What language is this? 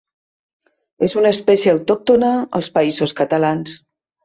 Catalan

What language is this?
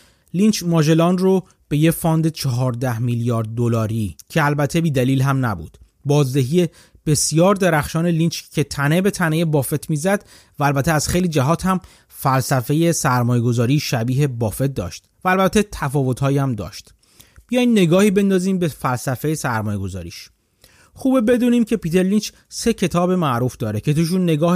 Persian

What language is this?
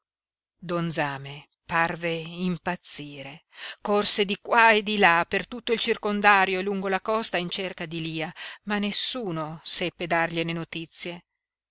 Italian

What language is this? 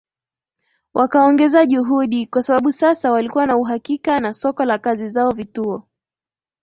Swahili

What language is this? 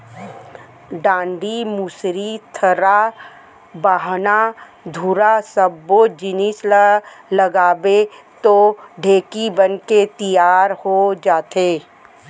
Chhattisgarhi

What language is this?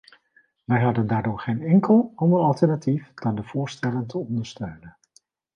Dutch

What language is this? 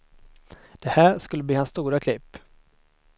Swedish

